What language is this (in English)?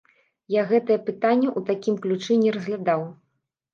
Belarusian